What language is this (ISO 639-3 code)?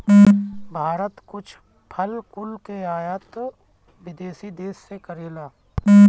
bho